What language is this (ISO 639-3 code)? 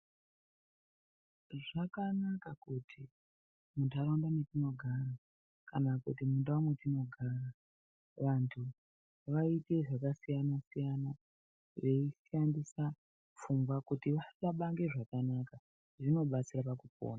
ndc